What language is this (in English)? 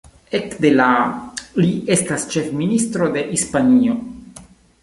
Esperanto